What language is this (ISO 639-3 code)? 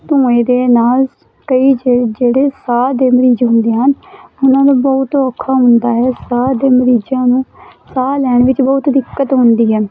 pan